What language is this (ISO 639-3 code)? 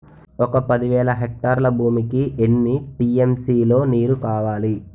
tel